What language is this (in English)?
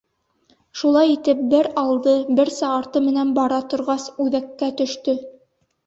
Bashkir